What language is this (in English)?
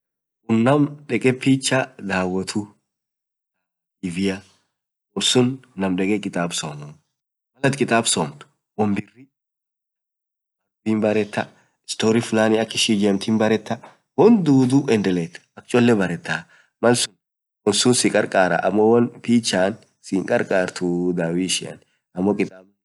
Orma